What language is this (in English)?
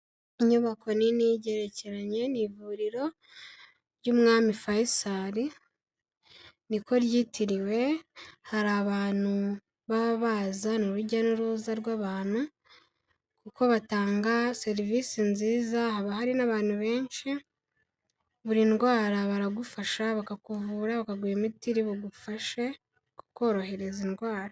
Kinyarwanda